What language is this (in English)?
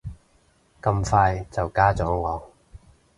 Cantonese